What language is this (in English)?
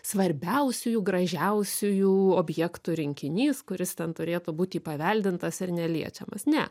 Lithuanian